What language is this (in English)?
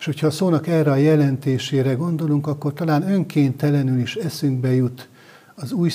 Hungarian